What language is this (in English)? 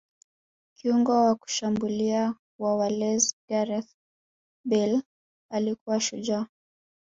Swahili